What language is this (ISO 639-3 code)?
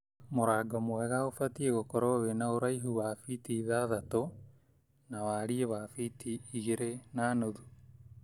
kik